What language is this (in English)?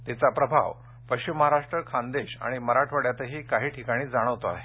Marathi